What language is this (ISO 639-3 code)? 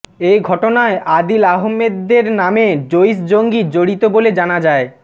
ben